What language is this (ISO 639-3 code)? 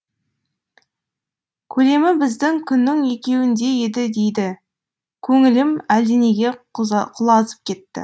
kaz